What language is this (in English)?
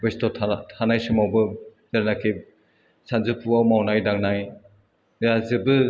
Bodo